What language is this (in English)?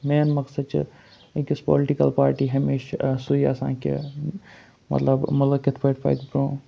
Kashmiri